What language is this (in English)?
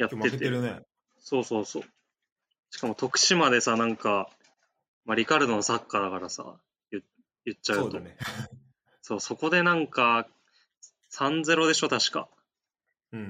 Japanese